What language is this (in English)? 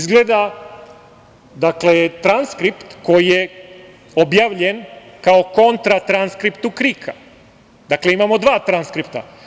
Serbian